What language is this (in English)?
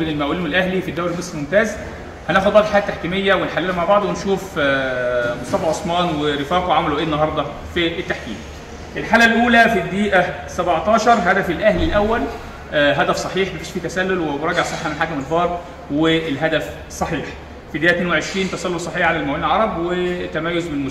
Arabic